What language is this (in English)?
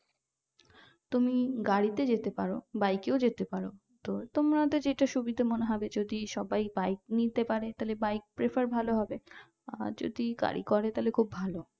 Bangla